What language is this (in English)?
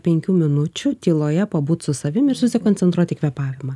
Lithuanian